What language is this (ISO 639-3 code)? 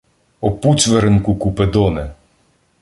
ukr